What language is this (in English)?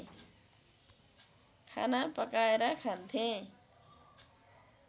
Nepali